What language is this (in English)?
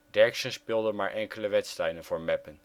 Dutch